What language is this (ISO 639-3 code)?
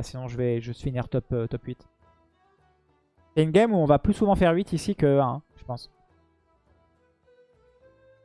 fra